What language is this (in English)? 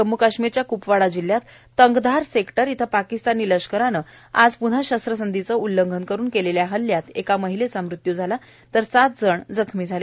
Marathi